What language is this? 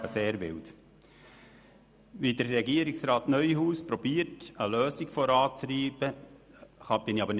Swiss German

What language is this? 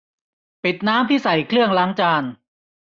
Thai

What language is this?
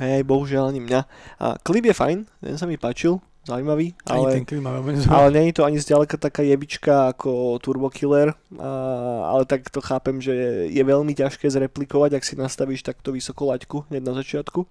Slovak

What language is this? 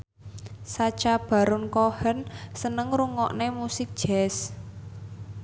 Javanese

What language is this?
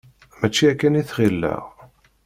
Kabyle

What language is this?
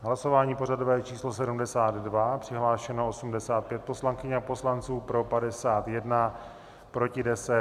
Czech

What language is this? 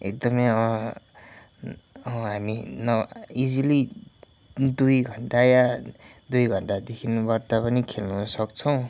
Nepali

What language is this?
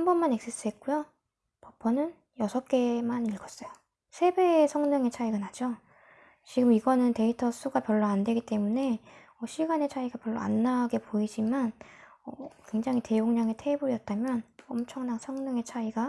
Korean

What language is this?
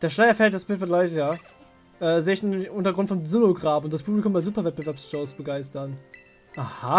German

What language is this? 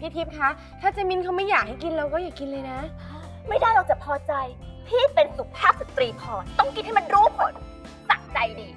Thai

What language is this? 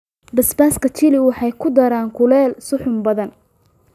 Somali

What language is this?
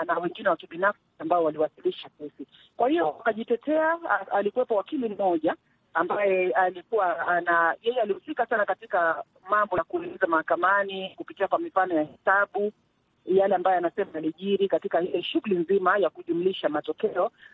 Swahili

